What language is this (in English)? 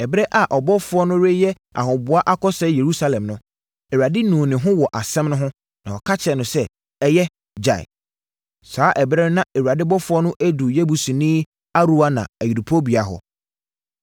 Akan